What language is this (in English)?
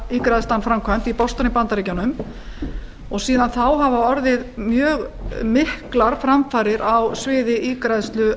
Icelandic